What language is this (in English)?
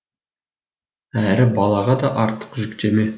Kazakh